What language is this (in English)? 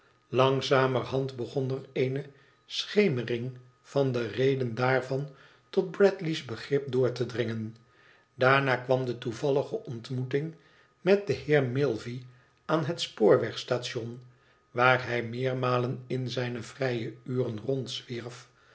Dutch